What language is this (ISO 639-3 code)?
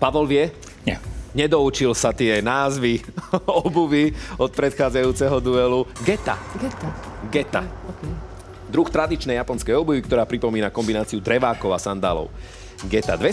slk